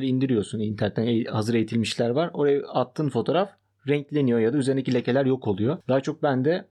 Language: Turkish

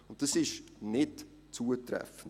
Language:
Swiss German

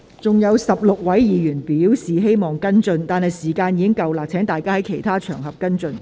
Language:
Cantonese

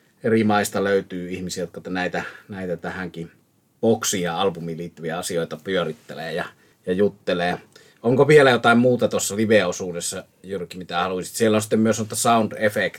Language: Finnish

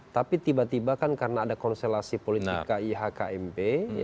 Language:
Indonesian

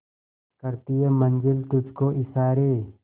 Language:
Hindi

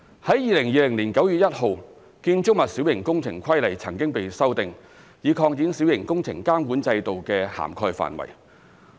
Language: Cantonese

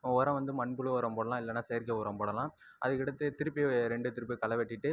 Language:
Tamil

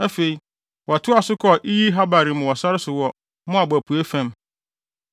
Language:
Akan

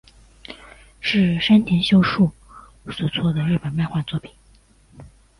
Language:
Chinese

